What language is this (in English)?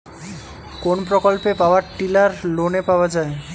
Bangla